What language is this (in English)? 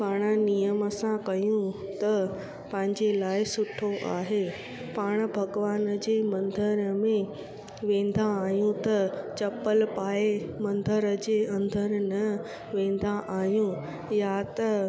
Sindhi